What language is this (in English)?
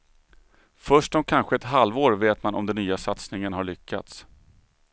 Swedish